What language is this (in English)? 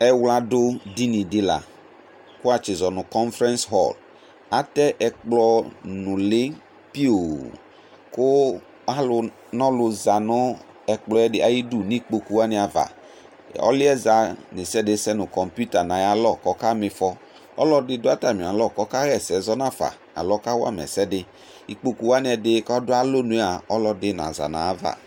Ikposo